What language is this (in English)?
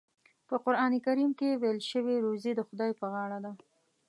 Pashto